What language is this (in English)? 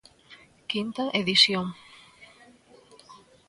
Galician